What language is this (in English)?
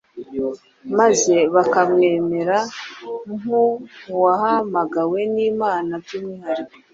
Kinyarwanda